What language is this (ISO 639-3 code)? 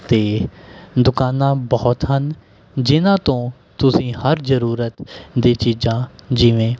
pan